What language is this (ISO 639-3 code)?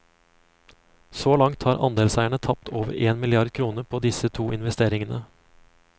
nor